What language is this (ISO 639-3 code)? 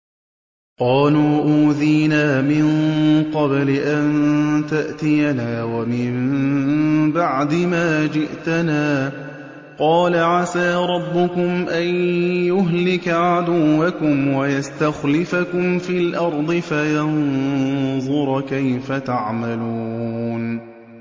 ara